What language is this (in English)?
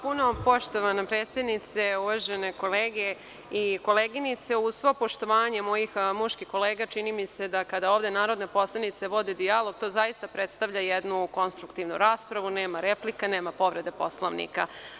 Serbian